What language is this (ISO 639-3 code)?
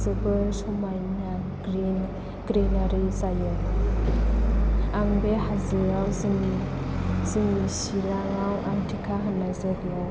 brx